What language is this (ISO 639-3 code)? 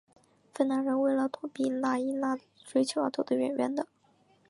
zho